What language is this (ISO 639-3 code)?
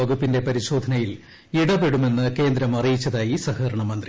mal